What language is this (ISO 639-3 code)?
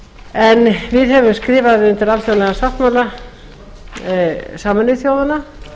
isl